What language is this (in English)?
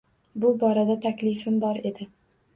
Uzbek